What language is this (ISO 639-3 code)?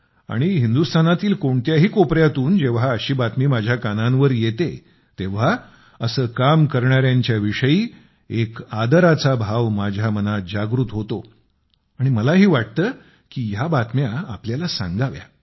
mar